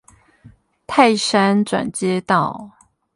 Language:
Chinese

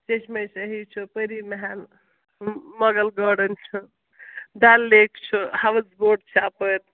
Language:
Kashmiri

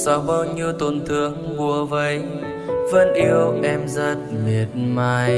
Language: Vietnamese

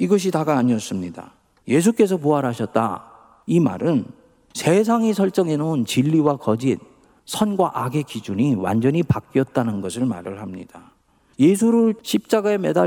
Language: Korean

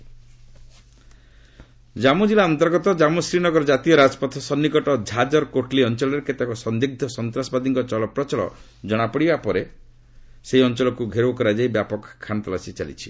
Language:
Odia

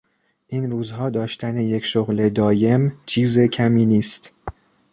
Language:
Persian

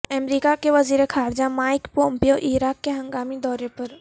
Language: Urdu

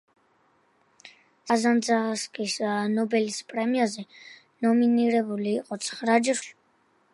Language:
Georgian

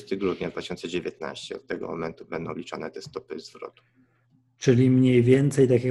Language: Polish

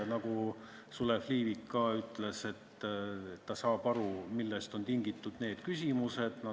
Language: Estonian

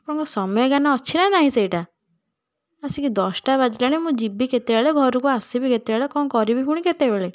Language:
Odia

